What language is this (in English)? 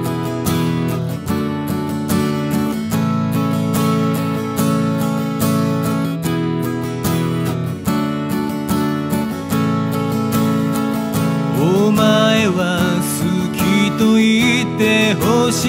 Romanian